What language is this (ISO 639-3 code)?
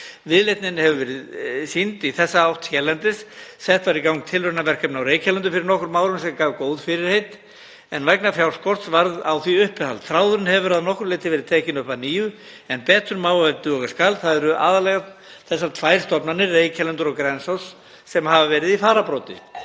isl